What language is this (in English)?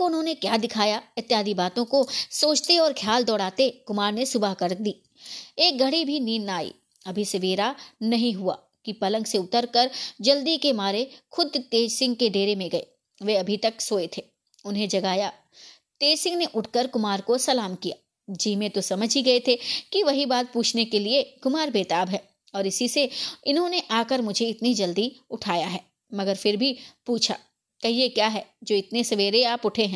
Hindi